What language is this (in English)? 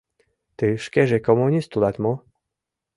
Mari